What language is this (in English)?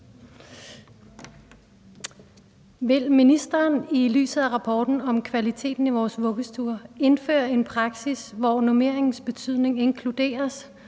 Danish